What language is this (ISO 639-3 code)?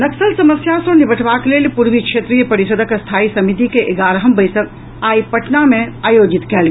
mai